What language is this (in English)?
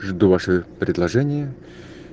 Russian